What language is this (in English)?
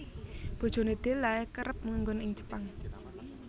Javanese